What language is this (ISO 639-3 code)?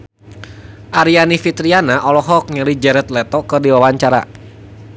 sun